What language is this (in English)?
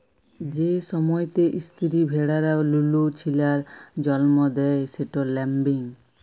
Bangla